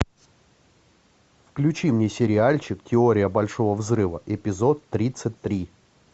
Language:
Russian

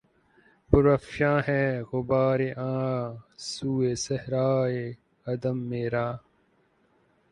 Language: Urdu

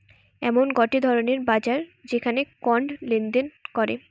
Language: Bangla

